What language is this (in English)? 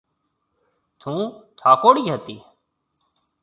Marwari (Pakistan)